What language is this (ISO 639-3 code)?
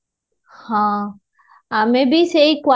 ori